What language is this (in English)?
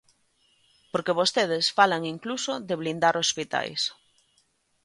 Galician